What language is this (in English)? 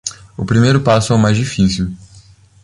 Portuguese